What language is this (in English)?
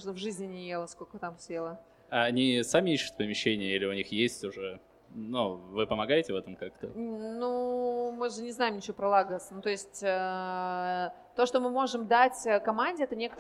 Russian